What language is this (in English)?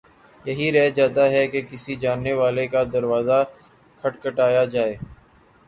Urdu